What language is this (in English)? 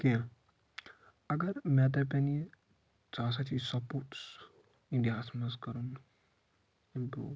Kashmiri